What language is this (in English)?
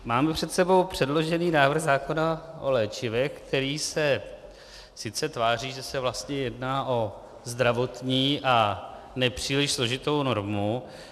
Czech